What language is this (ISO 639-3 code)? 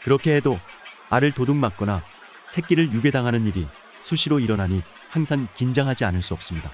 kor